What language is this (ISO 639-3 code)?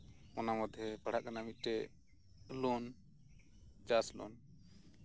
sat